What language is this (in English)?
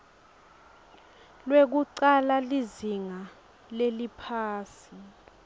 Swati